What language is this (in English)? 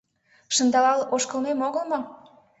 Mari